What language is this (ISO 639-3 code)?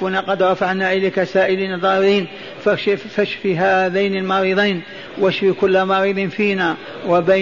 ara